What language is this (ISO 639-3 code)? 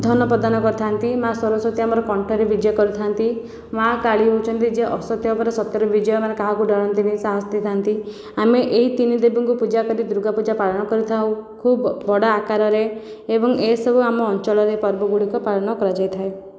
ori